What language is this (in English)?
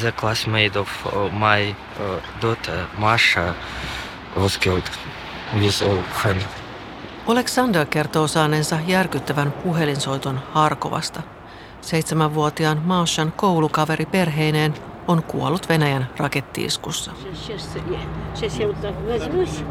Finnish